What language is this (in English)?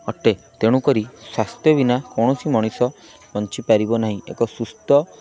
Odia